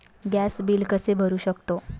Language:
Marathi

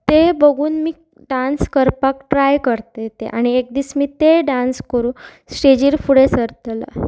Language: Konkani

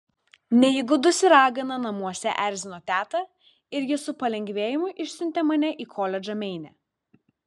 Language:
Lithuanian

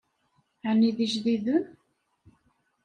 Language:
Kabyle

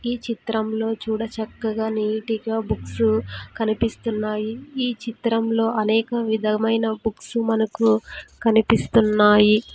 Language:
Telugu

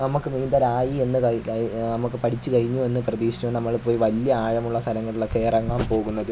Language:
Malayalam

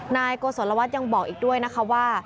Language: Thai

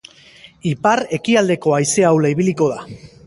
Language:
Basque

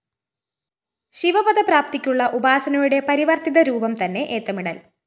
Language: Malayalam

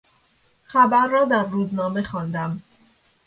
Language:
Persian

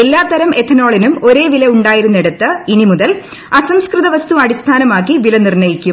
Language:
Malayalam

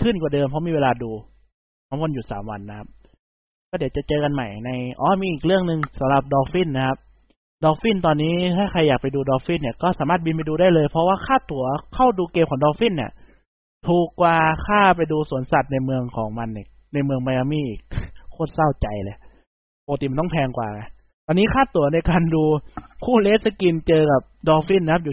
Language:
Thai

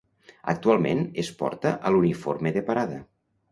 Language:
Catalan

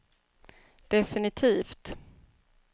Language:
Swedish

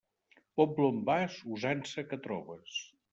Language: Catalan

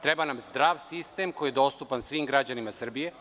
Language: Serbian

